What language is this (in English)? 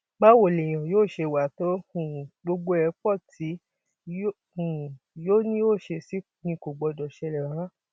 Yoruba